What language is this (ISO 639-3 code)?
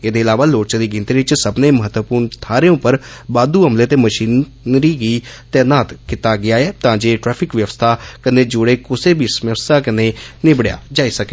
doi